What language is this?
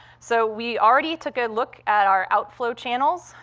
English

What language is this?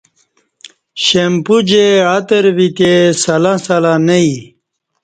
Kati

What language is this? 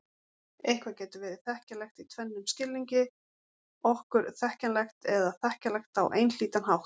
Icelandic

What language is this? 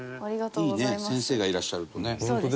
Japanese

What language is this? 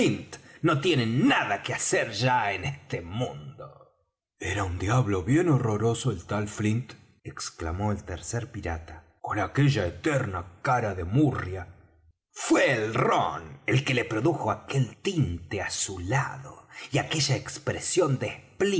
Spanish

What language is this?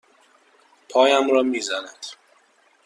Persian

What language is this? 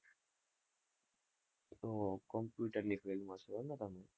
Gujarati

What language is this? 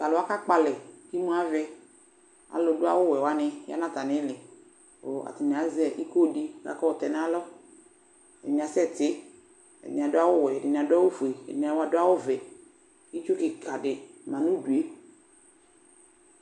Ikposo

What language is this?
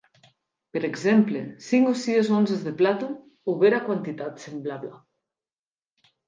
Occitan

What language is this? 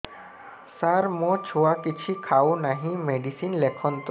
Odia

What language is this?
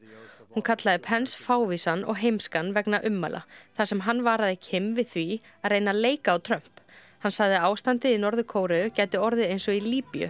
Icelandic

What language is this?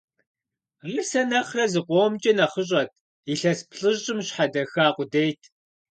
Kabardian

